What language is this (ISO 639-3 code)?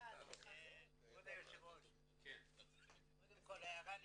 heb